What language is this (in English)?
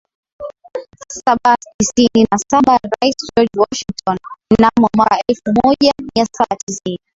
Swahili